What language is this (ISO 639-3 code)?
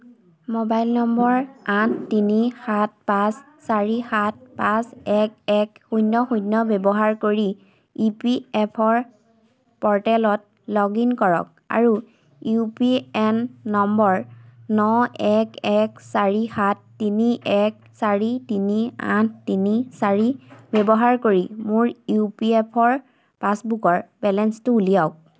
asm